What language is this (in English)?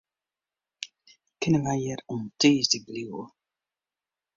Western Frisian